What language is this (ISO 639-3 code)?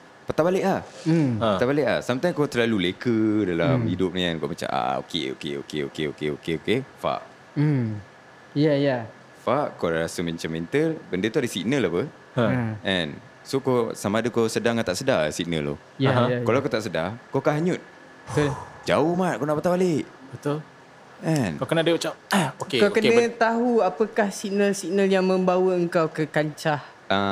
msa